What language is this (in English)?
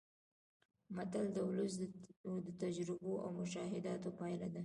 Pashto